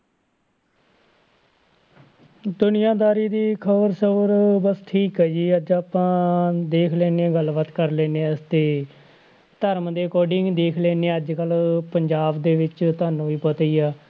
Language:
Punjabi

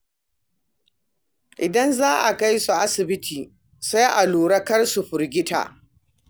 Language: Hausa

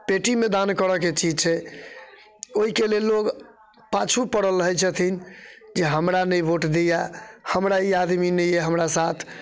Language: Maithili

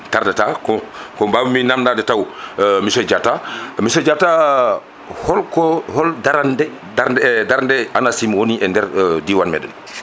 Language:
Fula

